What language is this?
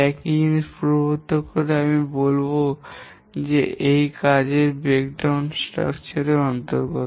Bangla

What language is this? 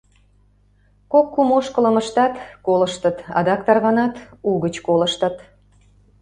Mari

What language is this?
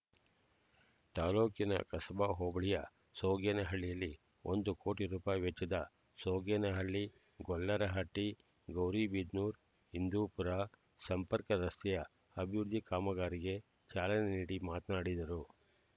Kannada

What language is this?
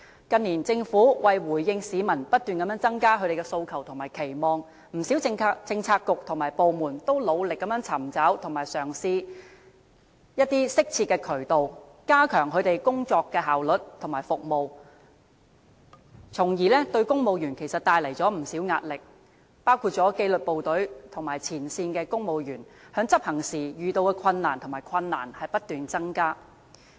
Cantonese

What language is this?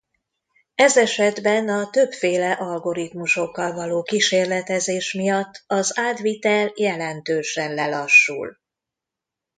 Hungarian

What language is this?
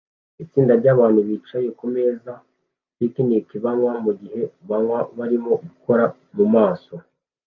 Kinyarwanda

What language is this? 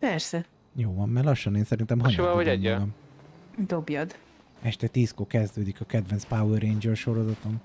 Hungarian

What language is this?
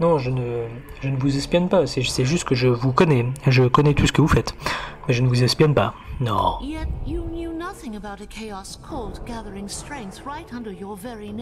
French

